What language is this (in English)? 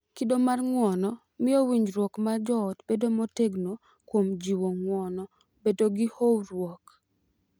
Luo (Kenya and Tanzania)